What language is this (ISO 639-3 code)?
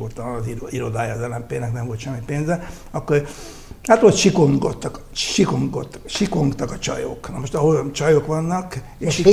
hun